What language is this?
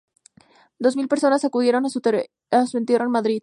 Spanish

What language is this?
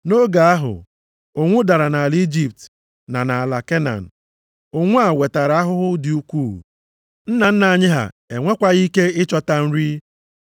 Igbo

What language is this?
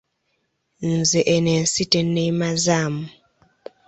Ganda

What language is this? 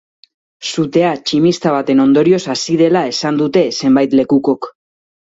Basque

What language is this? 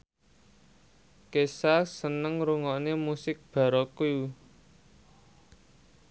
Javanese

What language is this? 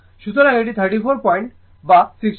Bangla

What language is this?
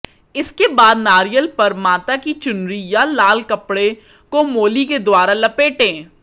Hindi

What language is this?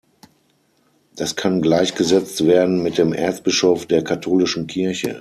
German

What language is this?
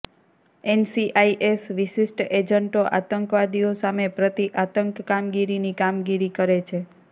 Gujarati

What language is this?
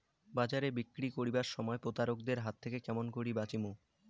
Bangla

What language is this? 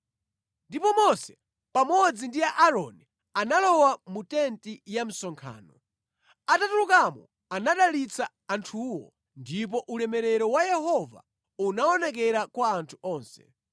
Nyanja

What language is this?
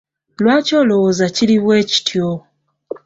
Ganda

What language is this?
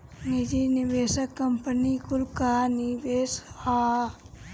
Bhojpuri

